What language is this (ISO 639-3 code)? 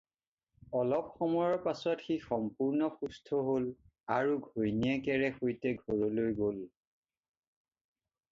asm